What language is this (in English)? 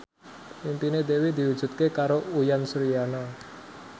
Javanese